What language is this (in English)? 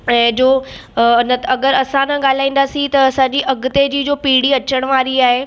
Sindhi